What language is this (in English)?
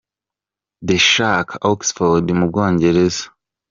Kinyarwanda